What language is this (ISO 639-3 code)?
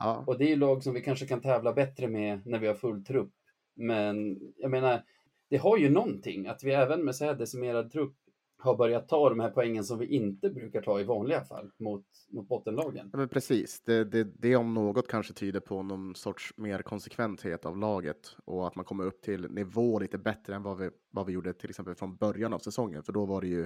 swe